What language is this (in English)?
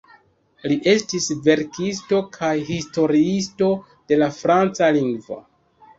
Esperanto